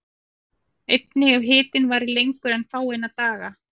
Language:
Icelandic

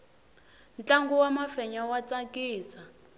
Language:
Tsonga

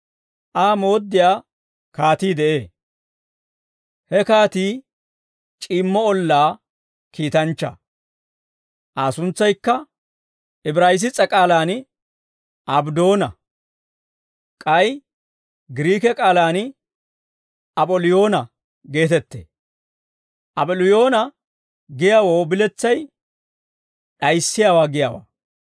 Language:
Dawro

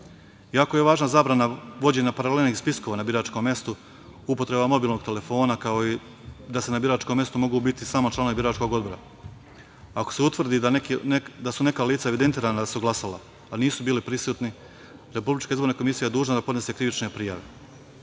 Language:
Serbian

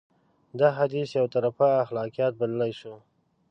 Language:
Pashto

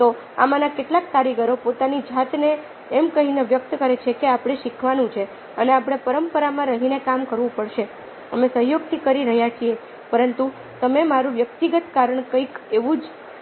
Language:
Gujarati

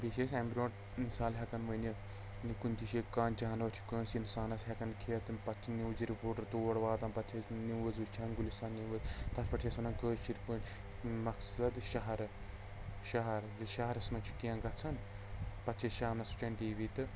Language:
Kashmiri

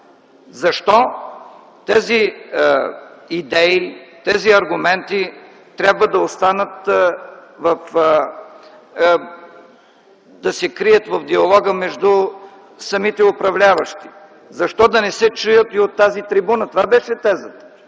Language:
Bulgarian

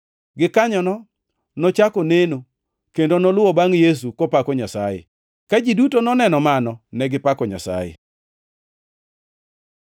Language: Luo (Kenya and Tanzania)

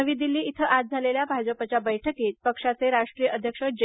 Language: Marathi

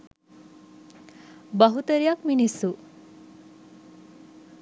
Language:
Sinhala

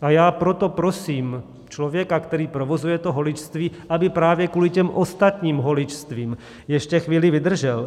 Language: Czech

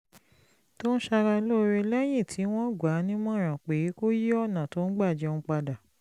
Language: Yoruba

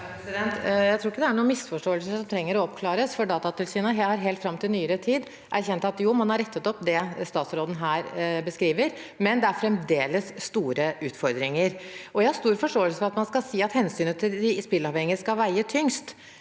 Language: Norwegian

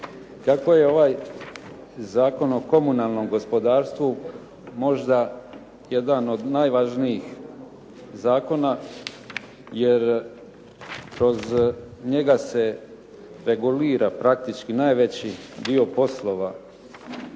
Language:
Croatian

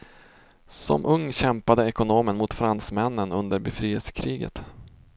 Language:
Swedish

